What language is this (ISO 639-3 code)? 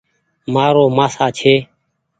gig